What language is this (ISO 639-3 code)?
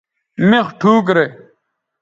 btv